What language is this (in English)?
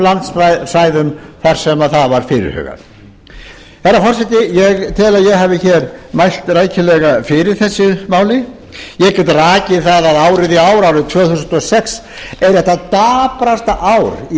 Icelandic